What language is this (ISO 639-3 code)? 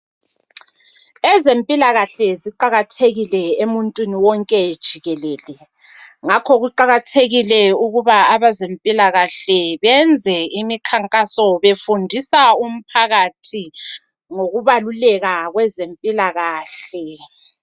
nde